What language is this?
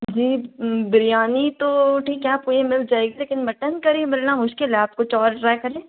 Hindi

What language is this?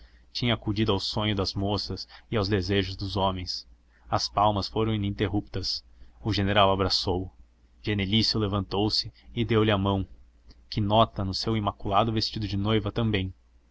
Portuguese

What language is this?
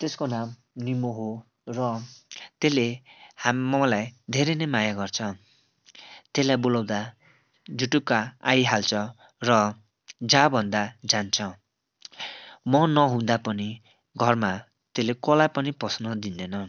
Nepali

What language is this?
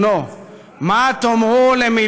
Hebrew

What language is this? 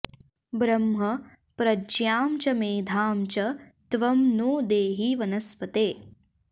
Sanskrit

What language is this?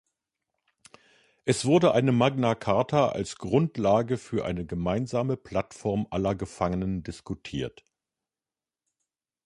German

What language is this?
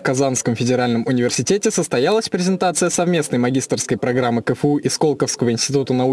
Russian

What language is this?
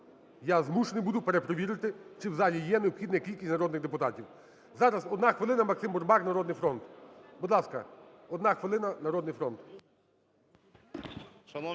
Ukrainian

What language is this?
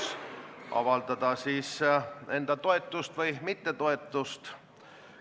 Estonian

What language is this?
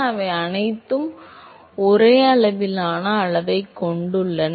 Tamil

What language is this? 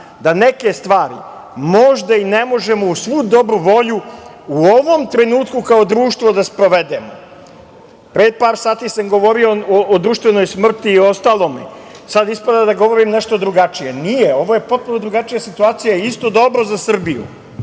Serbian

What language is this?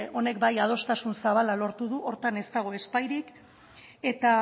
Basque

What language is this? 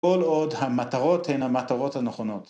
Hebrew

